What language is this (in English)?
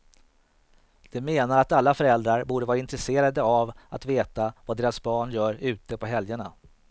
Swedish